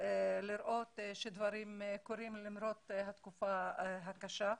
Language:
Hebrew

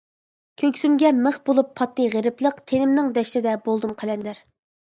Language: Uyghur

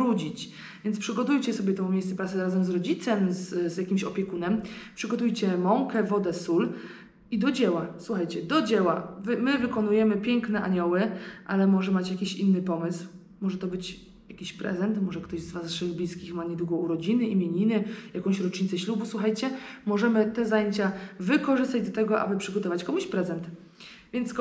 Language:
Polish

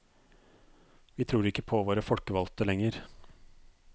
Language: Norwegian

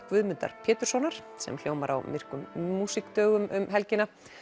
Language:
Icelandic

